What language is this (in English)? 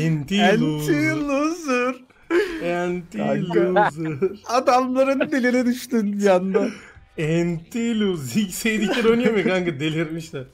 Turkish